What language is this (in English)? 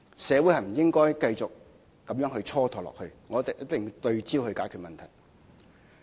Cantonese